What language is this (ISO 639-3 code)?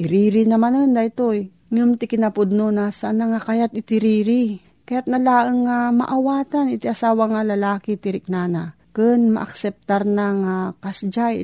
fil